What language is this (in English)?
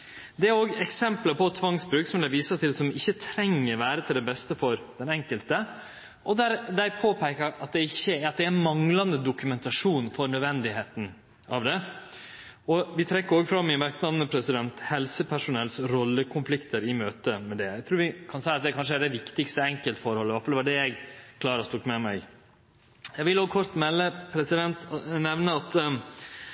Norwegian Nynorsk